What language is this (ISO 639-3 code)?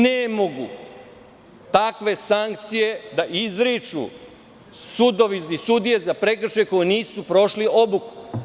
srp